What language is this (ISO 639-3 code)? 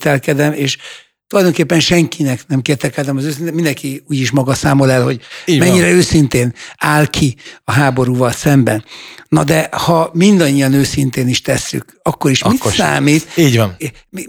hun